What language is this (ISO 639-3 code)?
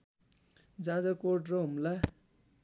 nep